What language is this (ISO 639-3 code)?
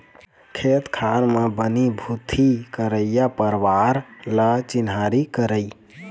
hne